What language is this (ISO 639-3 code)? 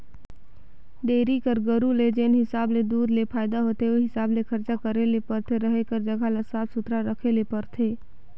hne